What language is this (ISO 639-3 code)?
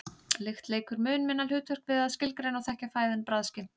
isl